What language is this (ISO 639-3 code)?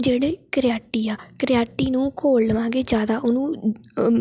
pan